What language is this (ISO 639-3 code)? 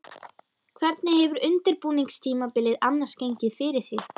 isl